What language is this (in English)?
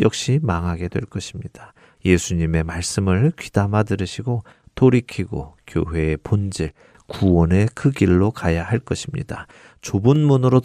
Korean